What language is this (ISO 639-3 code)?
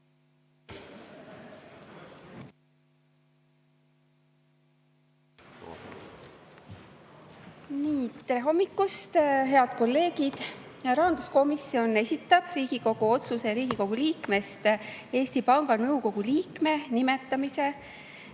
est